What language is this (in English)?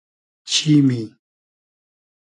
Hazaragi